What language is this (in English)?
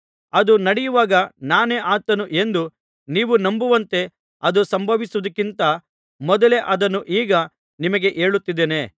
Kannada